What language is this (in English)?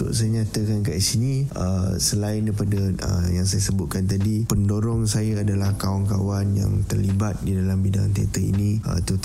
Malay